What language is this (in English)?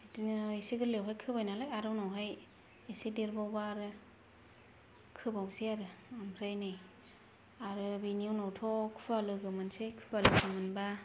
Bodo